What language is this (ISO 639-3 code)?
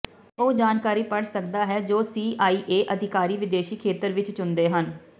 pan